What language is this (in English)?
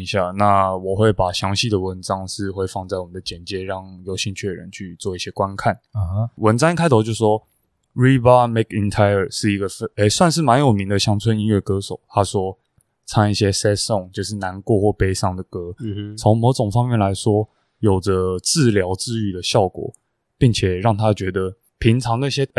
Chinese